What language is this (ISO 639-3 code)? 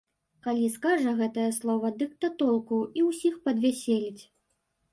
bel